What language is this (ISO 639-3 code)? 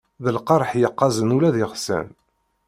kab